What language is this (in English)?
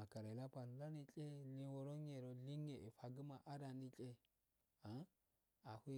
Afade